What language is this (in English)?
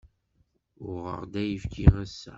Kabyle